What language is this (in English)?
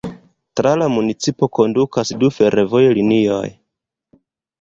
Esperanto